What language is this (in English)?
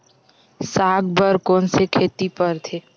Chhattisgarhi